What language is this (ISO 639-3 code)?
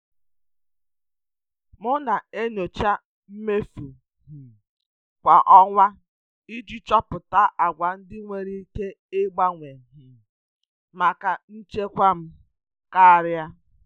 ibo